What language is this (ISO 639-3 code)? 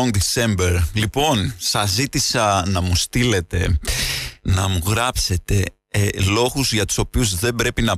ell